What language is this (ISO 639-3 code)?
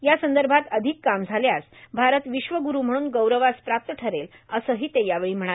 mar